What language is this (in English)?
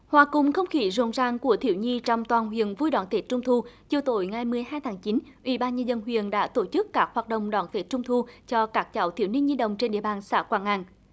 Vietnamese